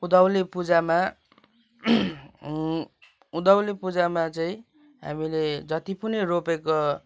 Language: Nepali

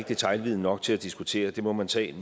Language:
Danish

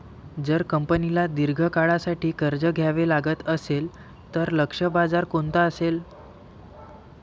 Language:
Marathi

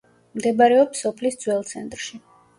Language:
Georgian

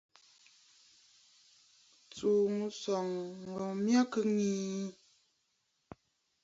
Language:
Bafut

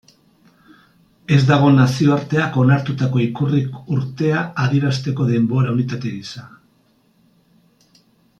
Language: Basque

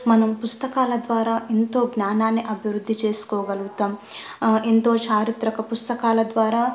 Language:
Telugu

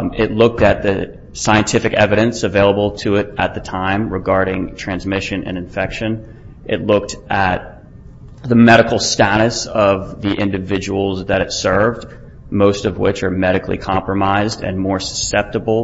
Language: English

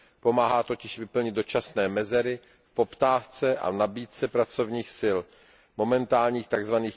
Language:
Czech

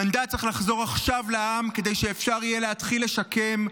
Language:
Hebrew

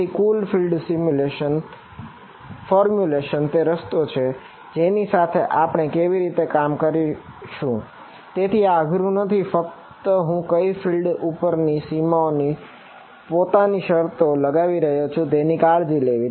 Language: Gujarati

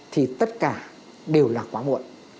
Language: Vietnamese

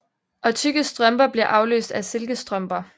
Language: Danish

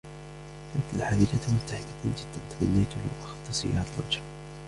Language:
Arabic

